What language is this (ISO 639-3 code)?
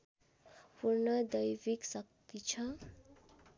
nep